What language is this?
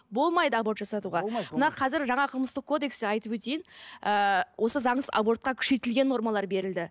Kazakh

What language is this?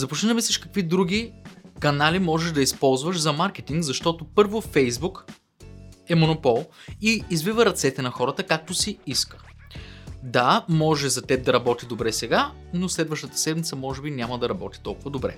Bulgarian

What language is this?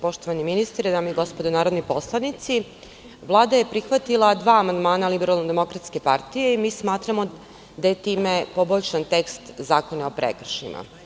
Serbian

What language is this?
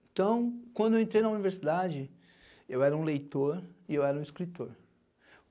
Portuguese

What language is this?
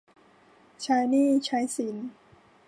Thai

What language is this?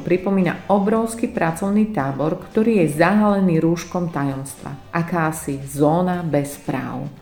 Slovak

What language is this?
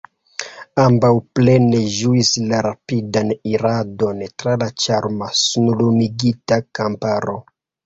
Esperanto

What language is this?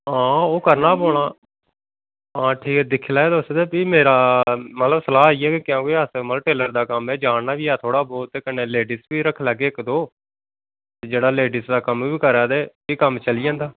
Dogri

